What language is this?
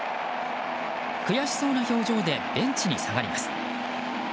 Japanese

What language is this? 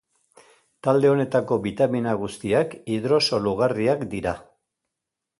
Basque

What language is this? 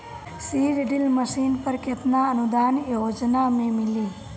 Bhojpuri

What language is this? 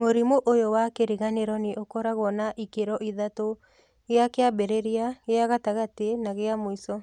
Kikuyu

